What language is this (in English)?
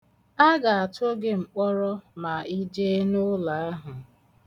Igbo